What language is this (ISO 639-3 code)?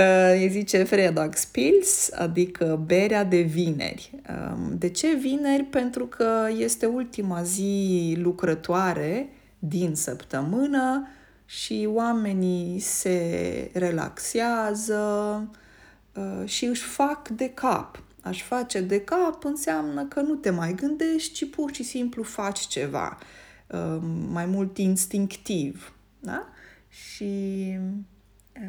ron